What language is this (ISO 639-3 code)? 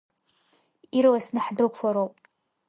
abk